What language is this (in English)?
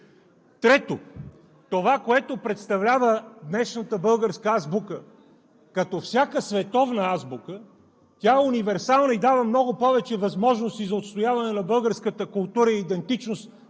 Bulgarian